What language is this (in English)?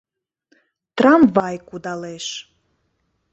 Mari